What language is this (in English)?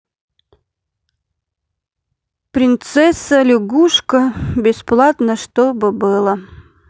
Russian